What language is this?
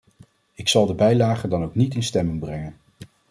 Dutch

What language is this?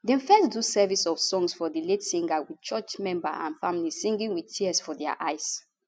Nigerian Pidgin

